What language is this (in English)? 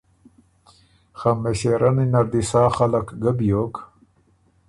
Ormuri